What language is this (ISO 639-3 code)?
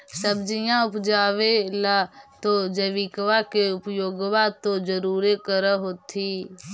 mag